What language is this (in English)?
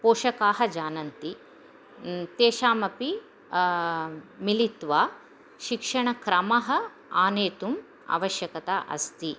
Sanskrit